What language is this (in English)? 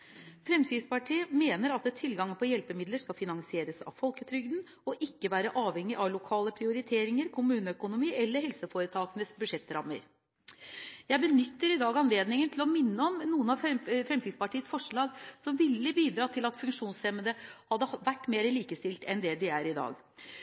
Norwegian Bokmål